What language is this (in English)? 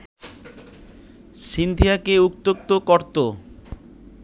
Bangla